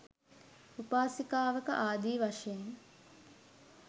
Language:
Sinhala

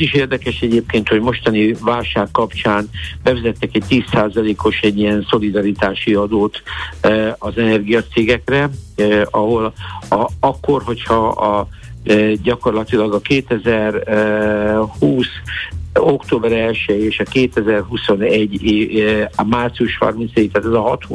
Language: Hungarian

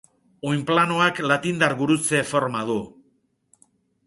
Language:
Basque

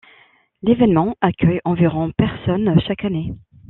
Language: French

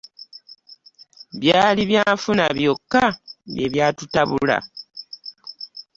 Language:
Ganda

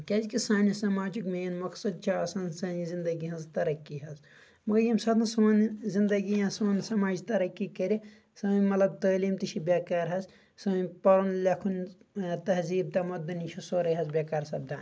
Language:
Kashmiri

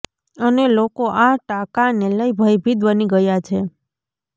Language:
Gujarati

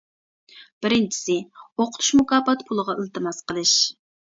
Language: Uyghur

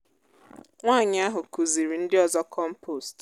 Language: Igbo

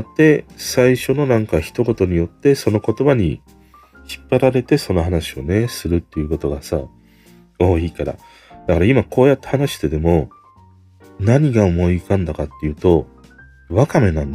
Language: Japanese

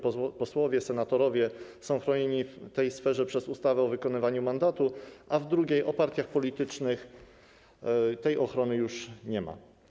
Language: Polish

